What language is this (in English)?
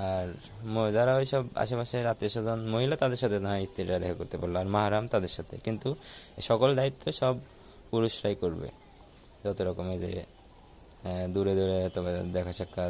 Romanian